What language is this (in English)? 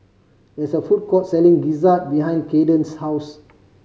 English